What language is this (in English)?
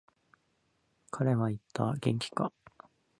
Japanese